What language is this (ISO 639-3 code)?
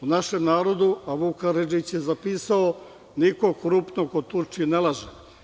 srp